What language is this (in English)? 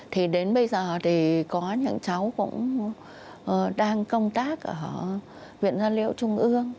Vietnamese